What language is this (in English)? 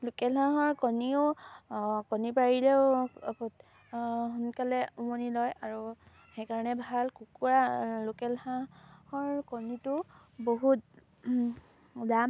Assamese